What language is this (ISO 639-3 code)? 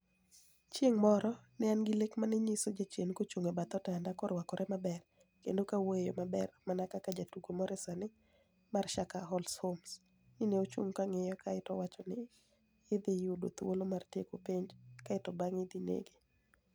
luo